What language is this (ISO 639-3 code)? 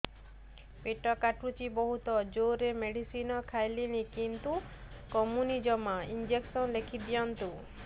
ori